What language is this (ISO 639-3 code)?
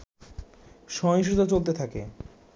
ben